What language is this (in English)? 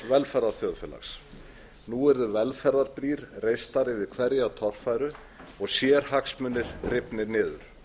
Icelandic